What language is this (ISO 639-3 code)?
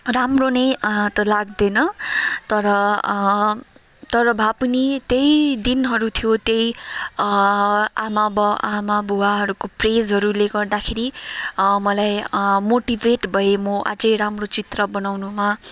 nep